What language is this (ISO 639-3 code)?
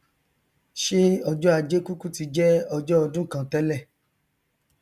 yor